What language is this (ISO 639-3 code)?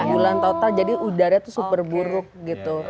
ind